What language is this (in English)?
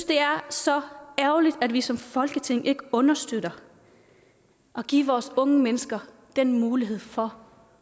Danish